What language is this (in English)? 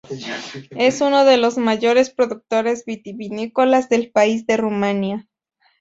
Spanish